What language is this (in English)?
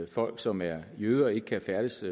Danish